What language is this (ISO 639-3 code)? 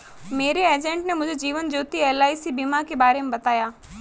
hin